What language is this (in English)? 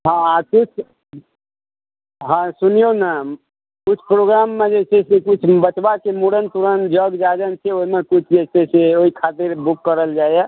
Maithili